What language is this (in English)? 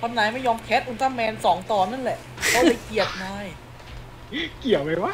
Thai